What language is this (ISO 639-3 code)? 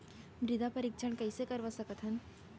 hne